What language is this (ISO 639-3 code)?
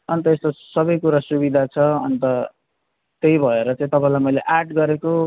nep